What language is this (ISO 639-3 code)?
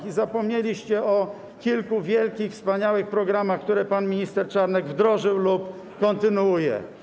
pol